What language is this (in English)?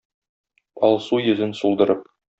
Tatar